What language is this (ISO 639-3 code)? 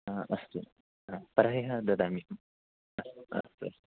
san